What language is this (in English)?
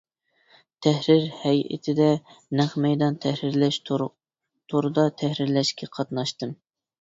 Uyghur